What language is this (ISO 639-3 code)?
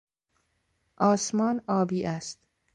fas